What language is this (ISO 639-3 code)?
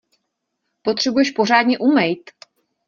ces